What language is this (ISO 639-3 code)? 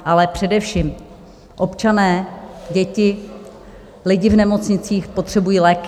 ces